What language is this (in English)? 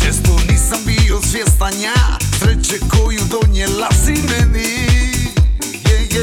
Croatian